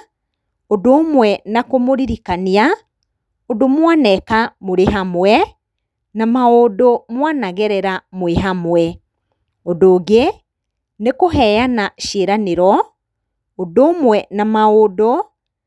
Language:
Kikuyu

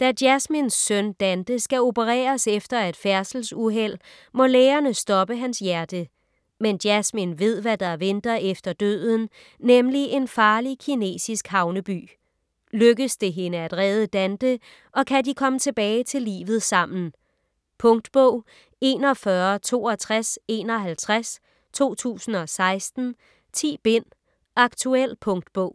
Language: Danish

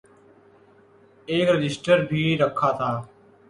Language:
Urdu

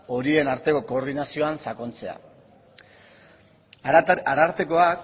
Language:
Basque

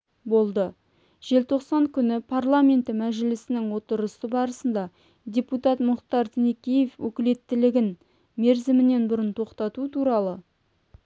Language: Kazakh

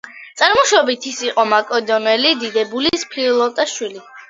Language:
Georgian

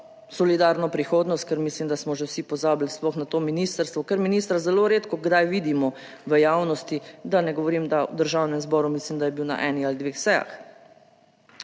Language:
Slovenian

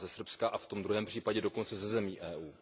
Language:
Czech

